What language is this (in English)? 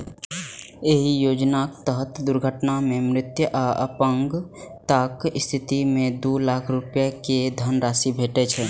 Maithili